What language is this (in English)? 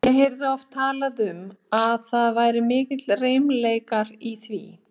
Icelandic